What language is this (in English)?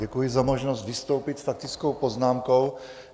Czech